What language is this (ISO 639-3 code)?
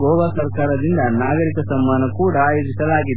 kan